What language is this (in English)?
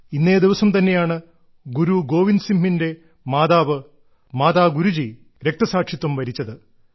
Malayalam